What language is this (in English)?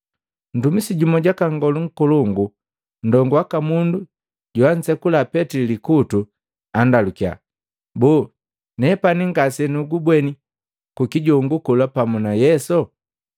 Matengo